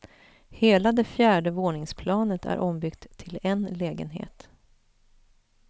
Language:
Swedish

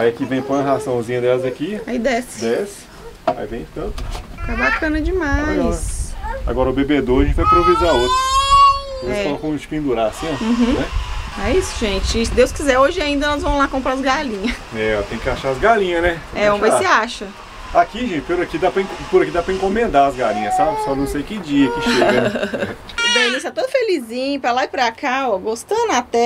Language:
Portuguese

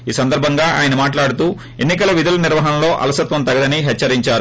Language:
Telugu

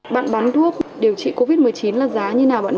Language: Vietnamese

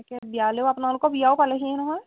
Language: Assamese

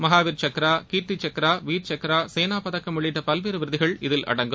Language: Tamil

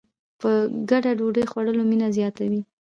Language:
Pashto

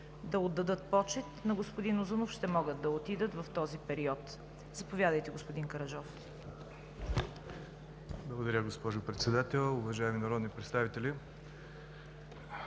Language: Bulgarian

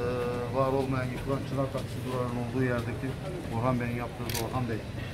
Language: Turkish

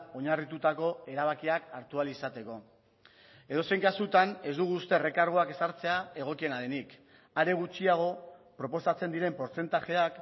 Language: Basque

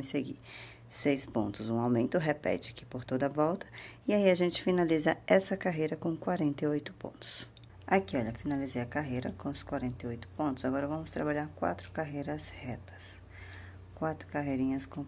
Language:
Portuguese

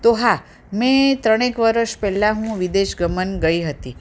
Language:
Gujarati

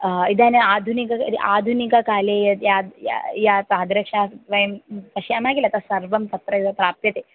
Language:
Sanskrit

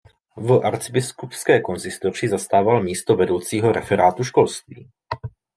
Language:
Czech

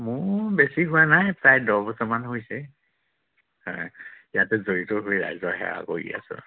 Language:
Assamese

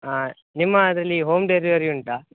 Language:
Kannada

